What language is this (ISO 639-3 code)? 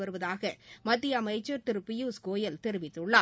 tam